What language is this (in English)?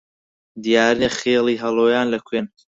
Central Kurdish